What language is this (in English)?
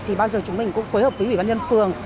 Vietnamese